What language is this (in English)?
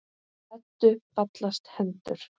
Icelandic